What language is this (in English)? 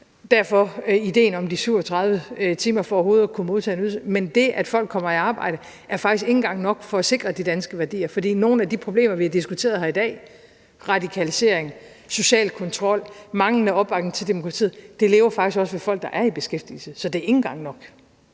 Danish